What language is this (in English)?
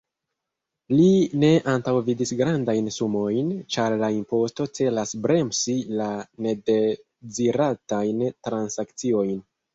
Esperanto